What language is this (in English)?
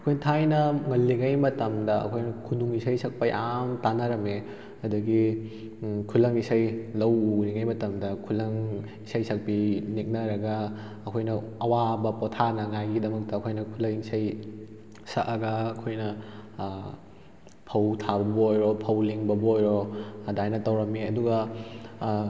Manipuri